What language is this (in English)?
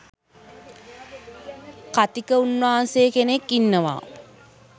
Sinhala